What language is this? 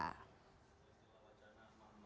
Indonesian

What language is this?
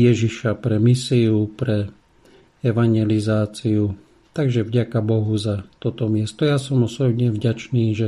Slovak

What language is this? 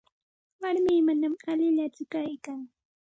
Santa Ana de Tusi Pasco Quechua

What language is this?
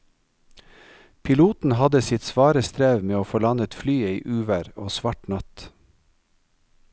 Norwegian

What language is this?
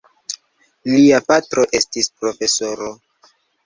Esperanto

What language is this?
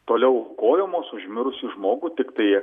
Lithuanian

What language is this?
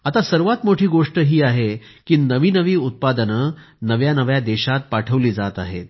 Marathi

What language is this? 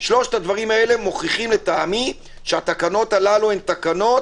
Hebrew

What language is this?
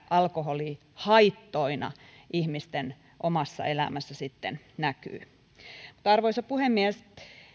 Finnish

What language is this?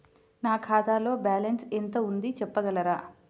Telugu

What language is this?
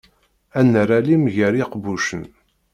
Kabyle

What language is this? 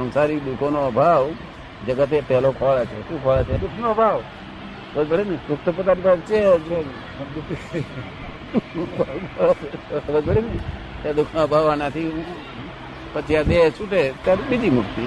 Gujarati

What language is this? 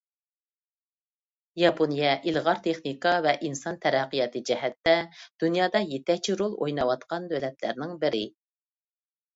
Uyghur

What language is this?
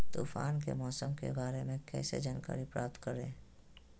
Magahi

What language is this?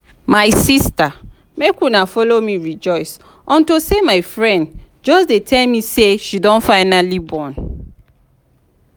Nigerian Pidgin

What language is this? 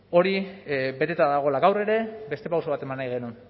Basque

